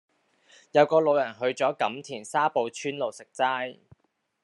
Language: Cantonese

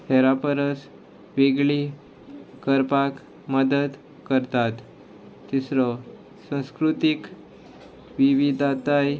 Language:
Konkani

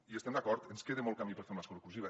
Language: Catalan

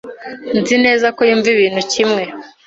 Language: Kinyarwanda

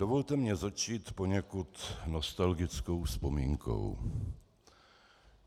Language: Czech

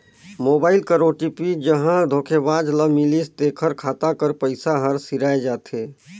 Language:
Chhattisgarhi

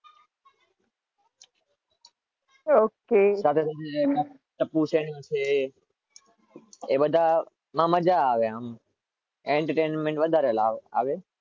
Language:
Gujarati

